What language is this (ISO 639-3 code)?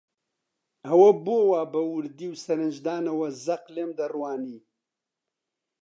ckb